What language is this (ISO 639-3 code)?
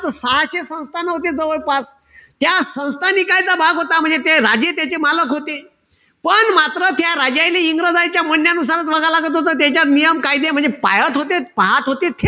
mar